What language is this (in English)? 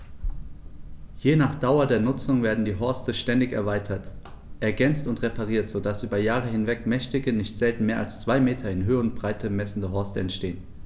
German